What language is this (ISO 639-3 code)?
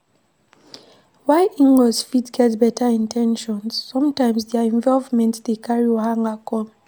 pcm